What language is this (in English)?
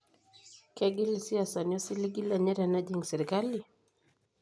Masai